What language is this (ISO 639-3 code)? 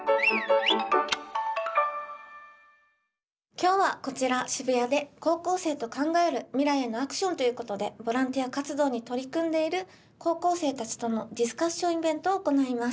jpn